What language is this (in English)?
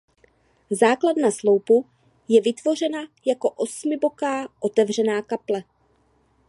Czech